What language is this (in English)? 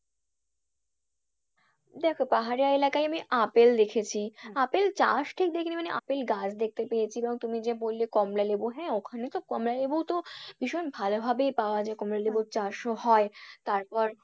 Bangla